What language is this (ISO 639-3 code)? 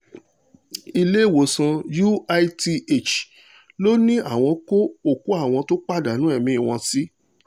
yor